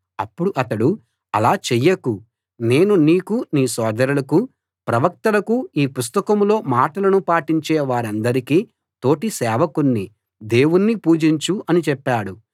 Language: Telugu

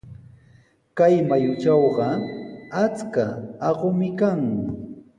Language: Sihuas Ancash Quechua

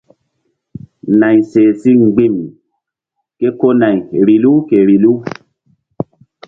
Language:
Mbum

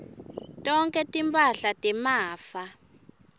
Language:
Swati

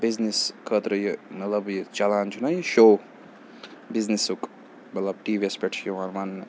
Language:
Kashmiri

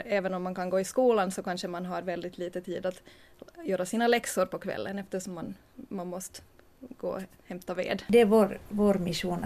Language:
Swedish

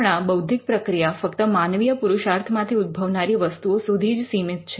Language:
Gujarati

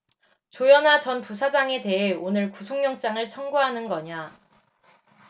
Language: Korean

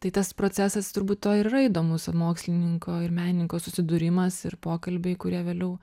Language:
Lithuanian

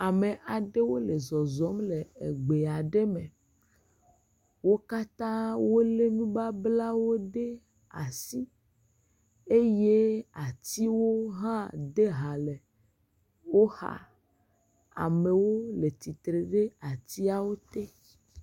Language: Ewe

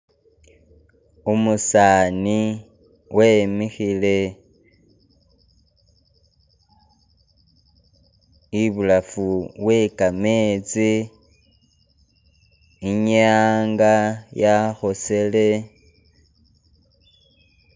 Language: Masaaba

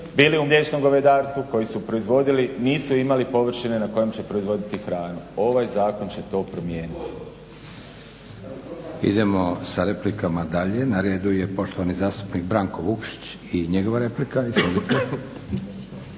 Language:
Croatian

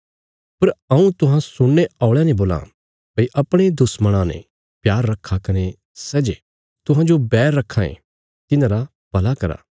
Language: Bilaspuri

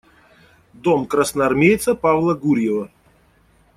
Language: Russian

